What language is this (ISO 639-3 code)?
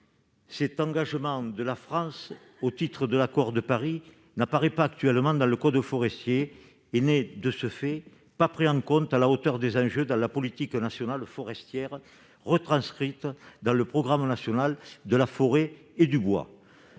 fra